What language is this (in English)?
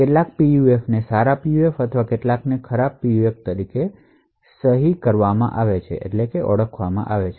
Gujarati